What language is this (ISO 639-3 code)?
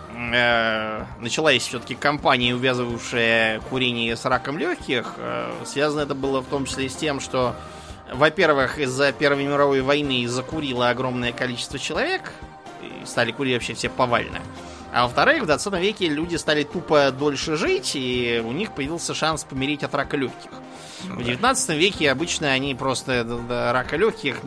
rus